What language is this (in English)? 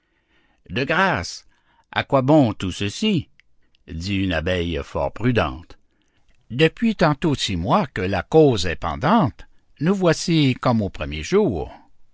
French